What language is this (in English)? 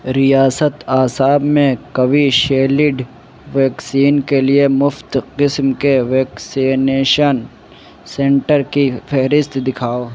Urdu